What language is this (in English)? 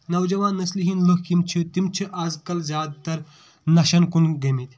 Kashmiri